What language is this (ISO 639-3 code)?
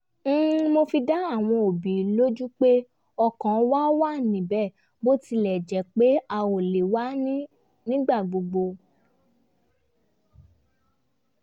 yor